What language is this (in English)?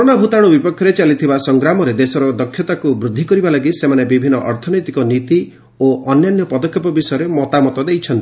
Odia